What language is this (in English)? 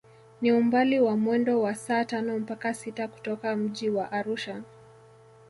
Swahili